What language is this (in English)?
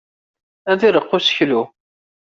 Kabyle